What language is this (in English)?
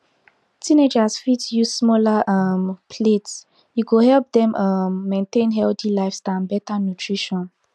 Nigerian Pidgin